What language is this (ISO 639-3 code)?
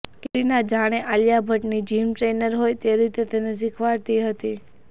guj